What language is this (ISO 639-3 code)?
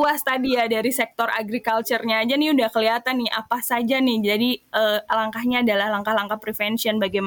ind